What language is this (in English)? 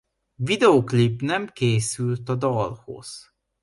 Hungarian